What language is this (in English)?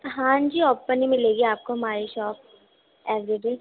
Urdu